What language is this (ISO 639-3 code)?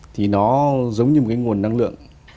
vie